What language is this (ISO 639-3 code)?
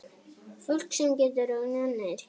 isl